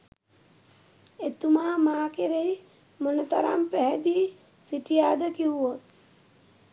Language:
Sinhala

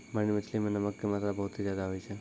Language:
Maithili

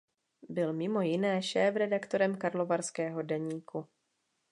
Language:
Czech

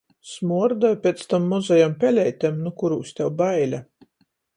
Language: Latgalian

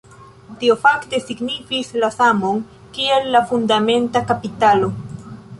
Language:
Esperanto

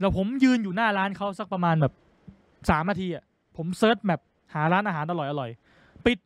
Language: Thai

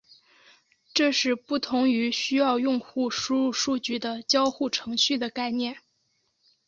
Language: Chinese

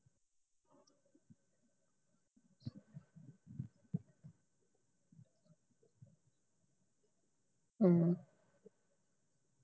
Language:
Punjabi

